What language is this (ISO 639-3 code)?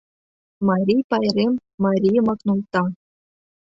chm